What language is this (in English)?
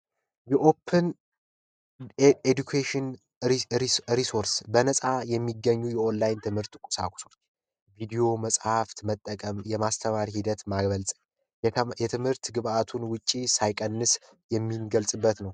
Amharic